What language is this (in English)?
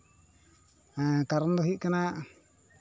Santali